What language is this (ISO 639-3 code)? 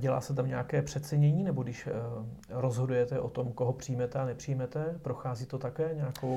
ces